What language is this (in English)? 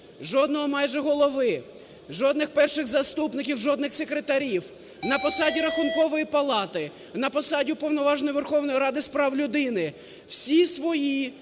Ukrainian